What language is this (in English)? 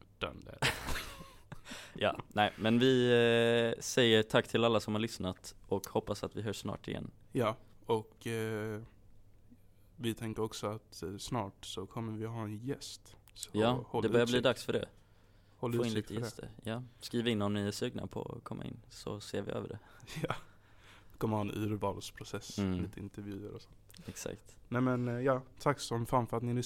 Swedish